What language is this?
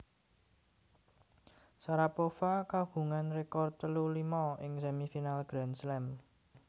Javanese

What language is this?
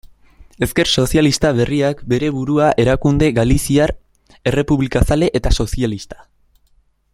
Basque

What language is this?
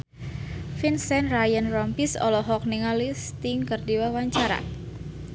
Sundanese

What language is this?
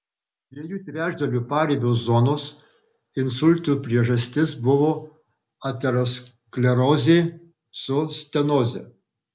Lithuanian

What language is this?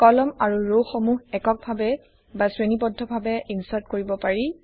Assamese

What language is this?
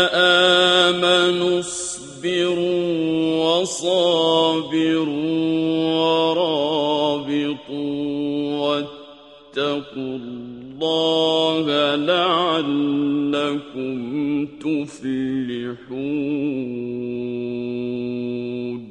Arabic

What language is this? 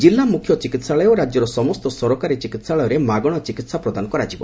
Odia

